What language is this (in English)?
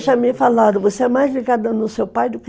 Portuguese